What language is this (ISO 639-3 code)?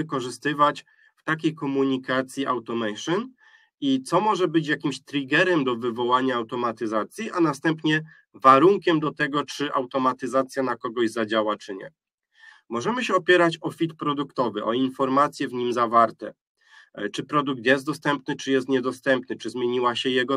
pol